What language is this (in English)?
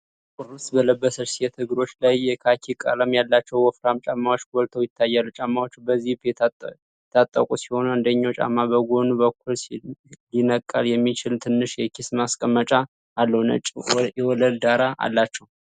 Amharic